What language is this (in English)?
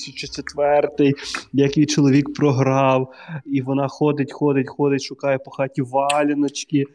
Ukrainian